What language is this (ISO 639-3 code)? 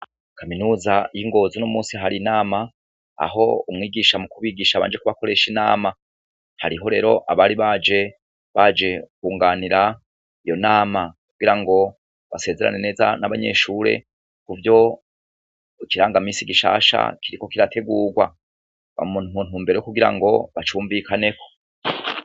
run